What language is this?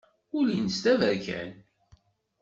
Kabyle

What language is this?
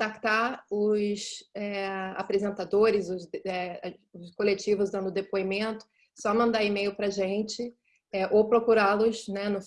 Portuguese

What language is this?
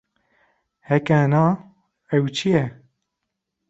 Kurdish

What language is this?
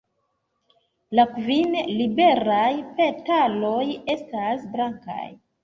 Esperanto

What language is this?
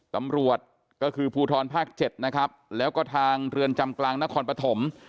Thai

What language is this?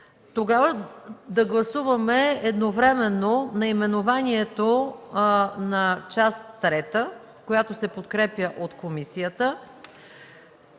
Bulgarian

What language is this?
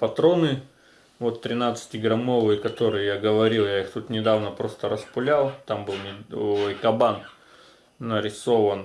Russian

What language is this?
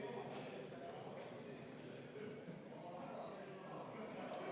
Estonian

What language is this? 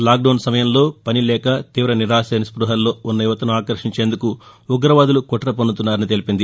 Telugu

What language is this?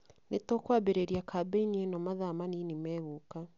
Kikuyu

